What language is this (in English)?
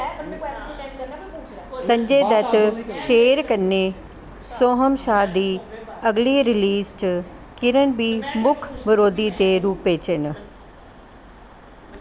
Dogri